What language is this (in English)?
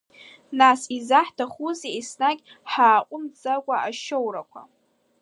Abkhazian